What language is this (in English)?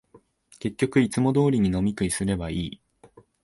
Japanese